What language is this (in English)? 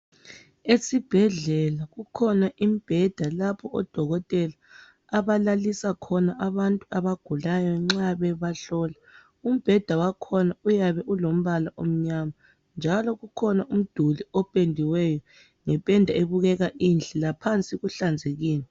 North Ndebele